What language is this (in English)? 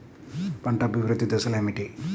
Telugu